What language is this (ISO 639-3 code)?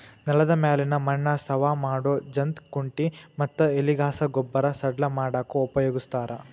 kan